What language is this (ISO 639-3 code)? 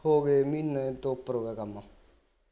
pan